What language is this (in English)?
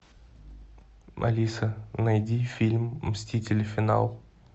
Russian